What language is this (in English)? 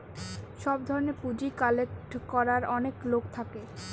Bangla